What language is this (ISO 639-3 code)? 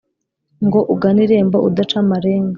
kin